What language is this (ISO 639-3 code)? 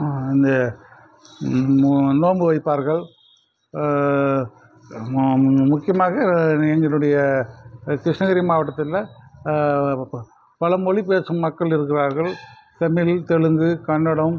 tam